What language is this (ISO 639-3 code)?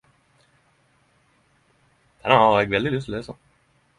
nno